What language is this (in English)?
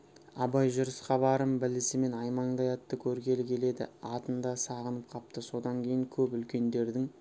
Kazakh